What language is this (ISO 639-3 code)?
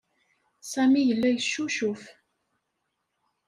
kab